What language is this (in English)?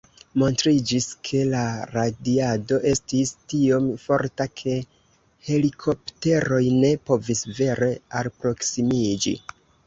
Esperanto